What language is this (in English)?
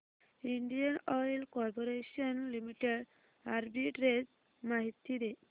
Marathi